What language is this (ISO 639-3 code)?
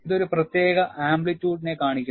mal